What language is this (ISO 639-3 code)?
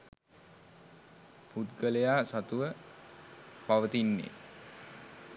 sin